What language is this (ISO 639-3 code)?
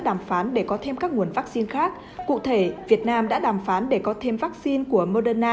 vie